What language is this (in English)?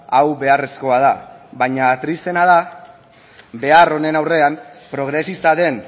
Basque